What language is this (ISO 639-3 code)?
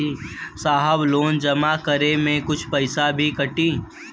bho